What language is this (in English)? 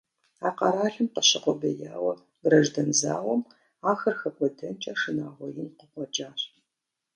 Kabardian